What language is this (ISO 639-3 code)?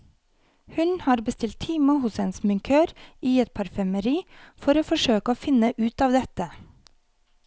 nor